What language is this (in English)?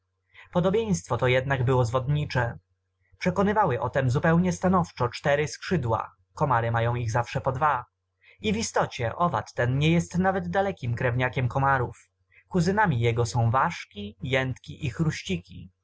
Polish